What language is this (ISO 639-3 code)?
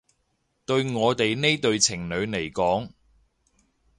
yue